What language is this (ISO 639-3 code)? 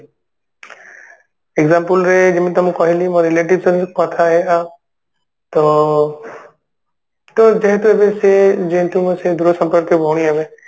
ori